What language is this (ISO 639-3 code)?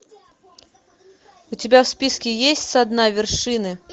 rus